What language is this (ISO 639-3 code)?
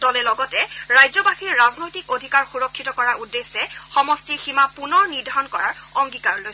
asm